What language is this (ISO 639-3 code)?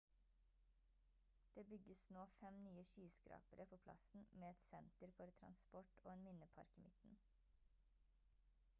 nob